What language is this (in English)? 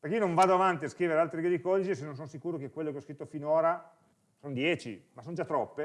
Italian